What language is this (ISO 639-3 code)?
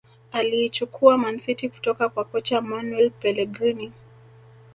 swa